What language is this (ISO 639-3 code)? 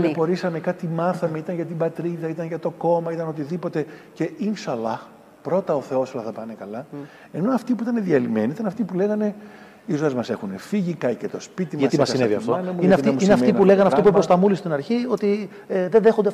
ell